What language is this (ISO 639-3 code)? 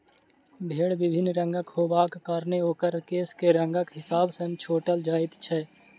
mai